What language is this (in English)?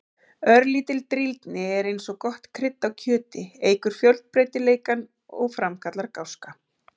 Icelandic